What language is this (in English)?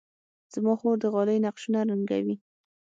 Pashto